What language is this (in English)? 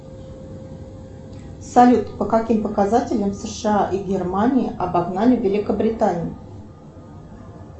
Russian